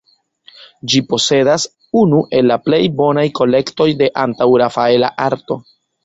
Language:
Esperanto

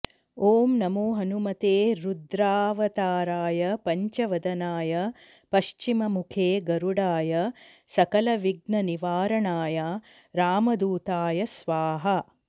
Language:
Sanskrit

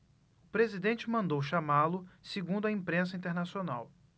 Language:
Portuguese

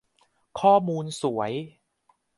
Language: Thai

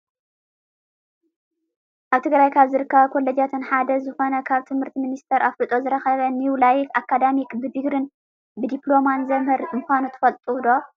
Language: Tigrinya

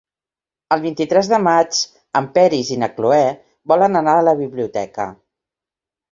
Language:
Catalan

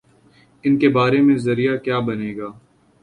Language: Urdu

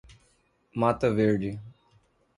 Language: Portuguese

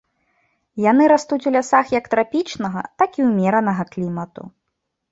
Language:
Belarusian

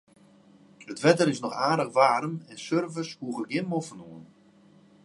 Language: Western Frisian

